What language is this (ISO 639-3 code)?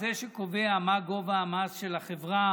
heb